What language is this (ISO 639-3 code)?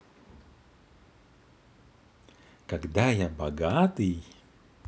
rus